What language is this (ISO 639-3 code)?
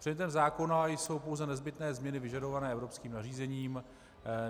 ces